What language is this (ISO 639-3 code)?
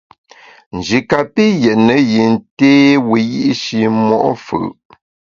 bax